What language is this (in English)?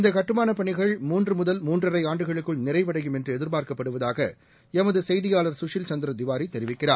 Tamil